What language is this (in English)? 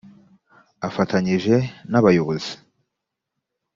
Kinyarwanda